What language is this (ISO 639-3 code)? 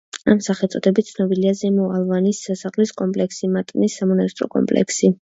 kat